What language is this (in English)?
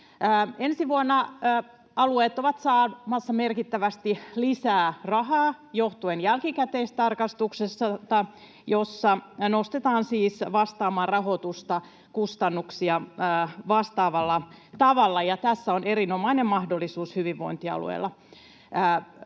Finnish